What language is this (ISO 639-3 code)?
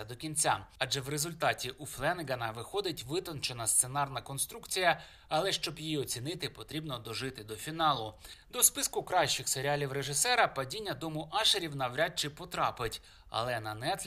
ukr